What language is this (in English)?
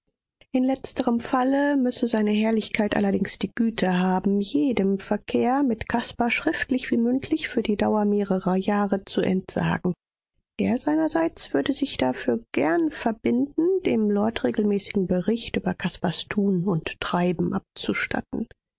German